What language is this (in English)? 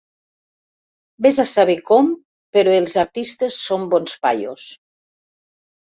Catalan